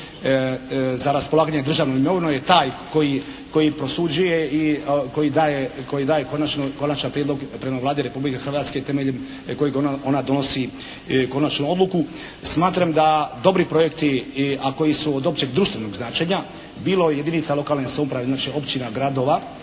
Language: Croatian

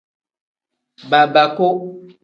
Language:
Tem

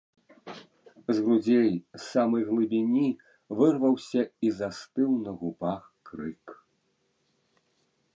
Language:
Belarusian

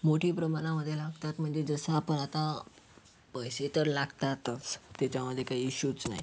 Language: Marathi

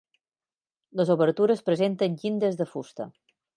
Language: Catalan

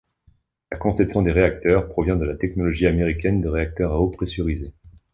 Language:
French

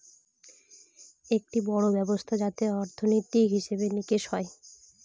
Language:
Bangla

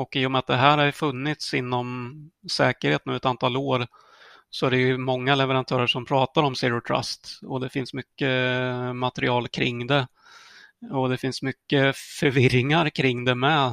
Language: Swedish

